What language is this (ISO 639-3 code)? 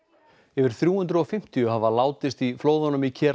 isl